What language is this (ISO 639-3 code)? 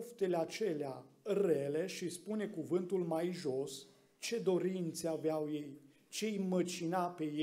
ron